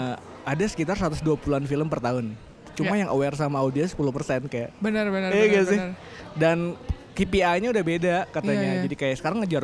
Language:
Indonesian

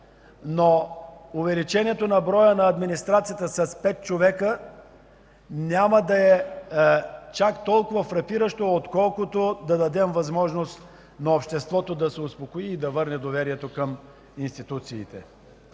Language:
Bulgarian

